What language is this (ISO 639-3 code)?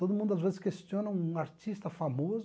por